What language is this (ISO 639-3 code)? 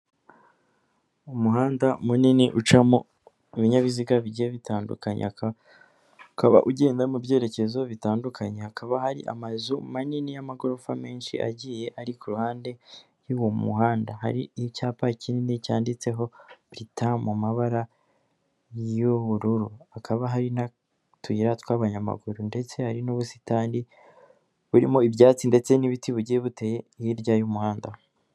kin